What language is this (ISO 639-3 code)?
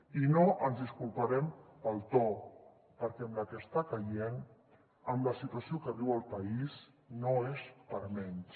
cat